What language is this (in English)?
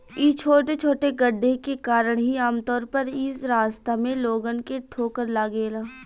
Bhojpuri